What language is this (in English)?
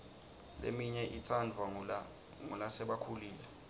Swati